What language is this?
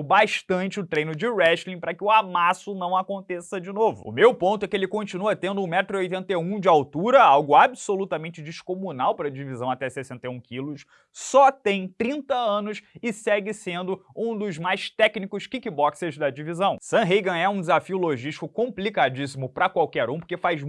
Portuguese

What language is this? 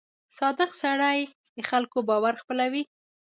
Pashto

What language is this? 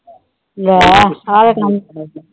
Punjabi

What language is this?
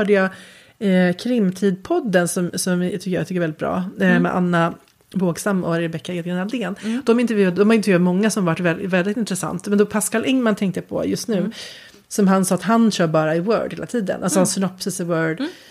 Swedish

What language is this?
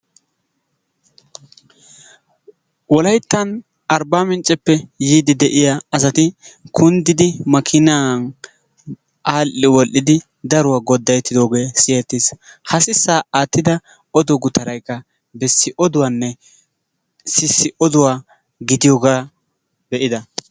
Wolaytta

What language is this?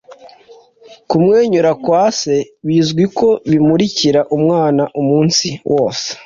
Kinyarwanda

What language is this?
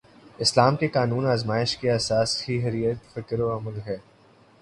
Urdu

